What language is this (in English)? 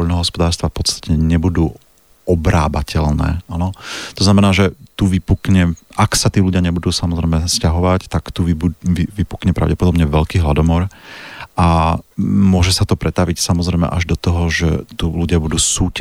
Slovak